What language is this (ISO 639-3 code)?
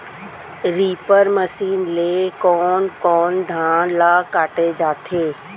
hne